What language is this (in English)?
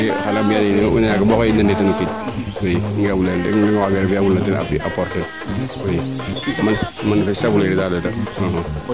Serer